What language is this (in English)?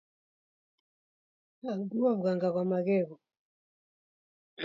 Taita